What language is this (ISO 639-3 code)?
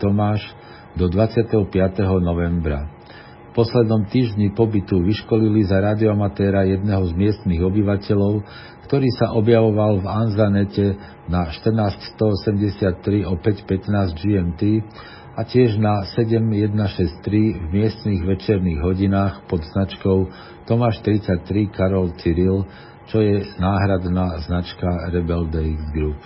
slk